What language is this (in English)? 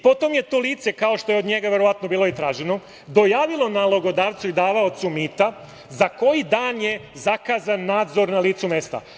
Serbian